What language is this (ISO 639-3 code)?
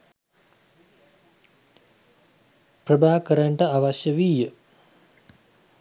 sin